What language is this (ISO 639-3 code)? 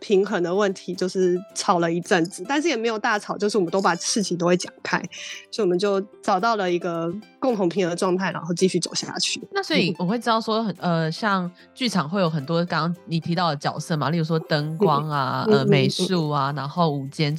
zho